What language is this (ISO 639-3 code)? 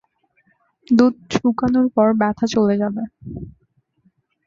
ben